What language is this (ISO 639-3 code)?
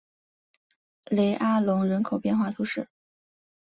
zho